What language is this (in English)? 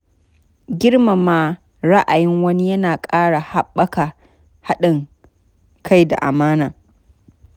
Hausa